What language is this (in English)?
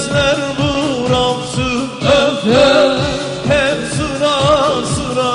Turkish